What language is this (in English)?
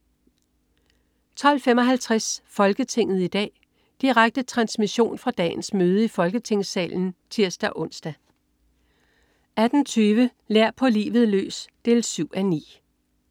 Danish